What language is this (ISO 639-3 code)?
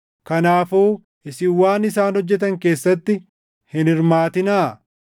orm